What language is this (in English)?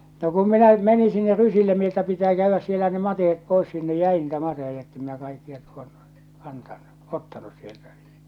Finnish